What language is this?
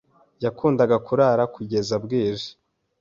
Kinyarwanda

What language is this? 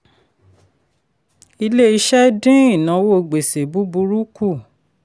Yoruba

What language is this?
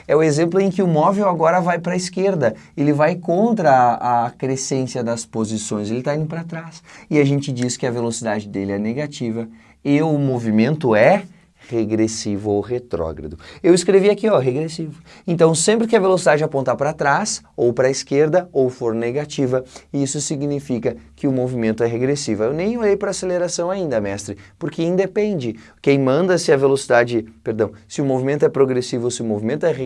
Portuguese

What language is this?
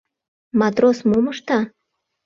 Mari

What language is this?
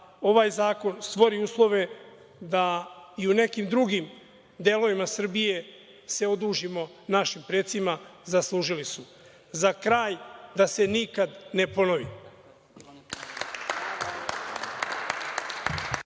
Serbian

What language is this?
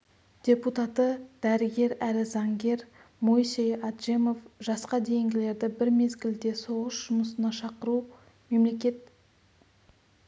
Kazakh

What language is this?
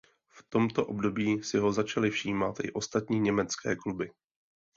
Czech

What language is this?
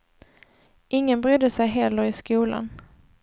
Swedish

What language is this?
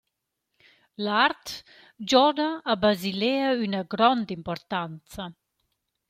Romansh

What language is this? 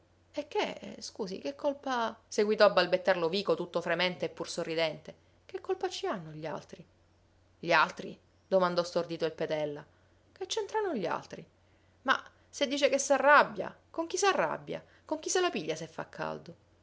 Italian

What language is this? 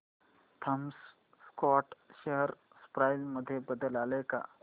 Marathi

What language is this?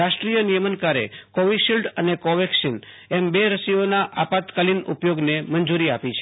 Gujarati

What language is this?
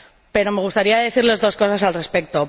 Spanish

